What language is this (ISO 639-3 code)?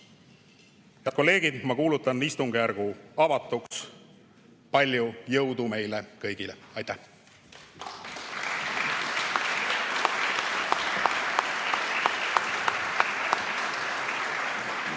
est